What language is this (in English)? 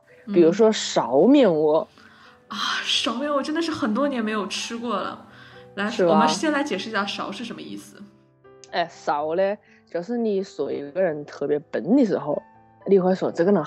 Chinese